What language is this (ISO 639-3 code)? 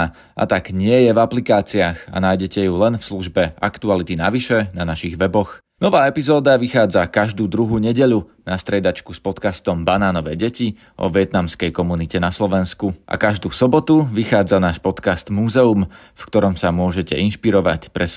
slk